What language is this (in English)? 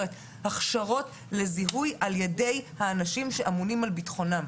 Hebrew